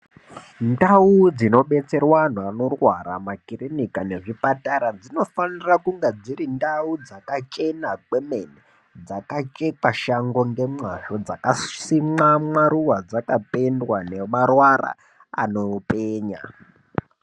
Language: Ndau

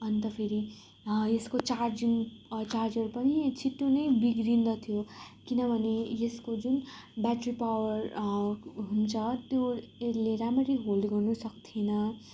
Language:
Nepali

